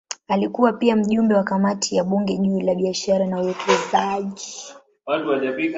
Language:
Swahili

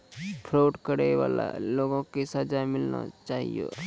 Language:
Maithili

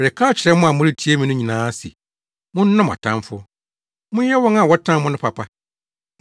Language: Akan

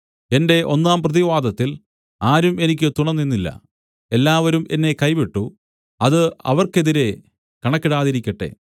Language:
Malayalam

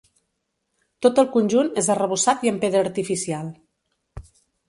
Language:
Catalan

